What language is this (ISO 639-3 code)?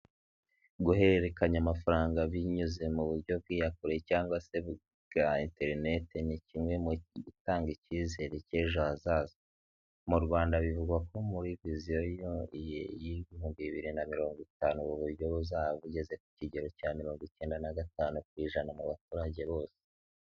kin